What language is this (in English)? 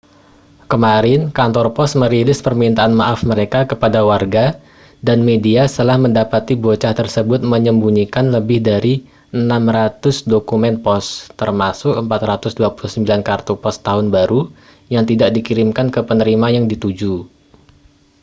Indonesian